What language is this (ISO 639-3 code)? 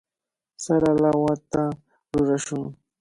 qvl